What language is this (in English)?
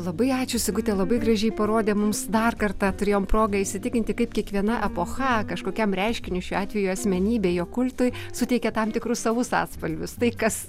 Lithuanian